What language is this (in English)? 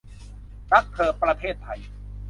Thai